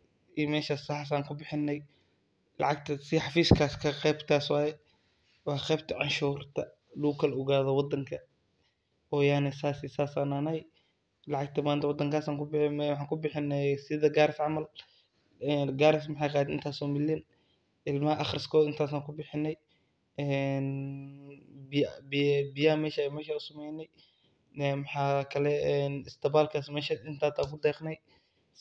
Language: Somali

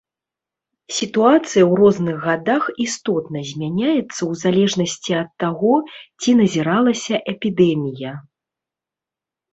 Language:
Belarusian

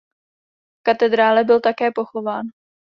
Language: Czech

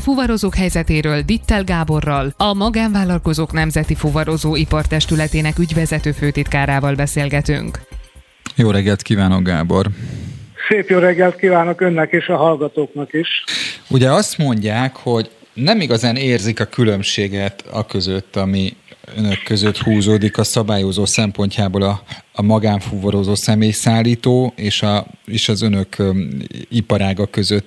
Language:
Hungarian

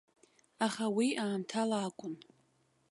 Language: Abkhazian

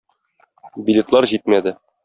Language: Tatar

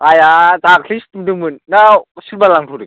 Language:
Bodo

